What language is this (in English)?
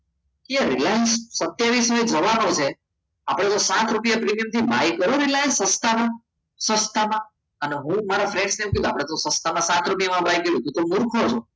Gujarati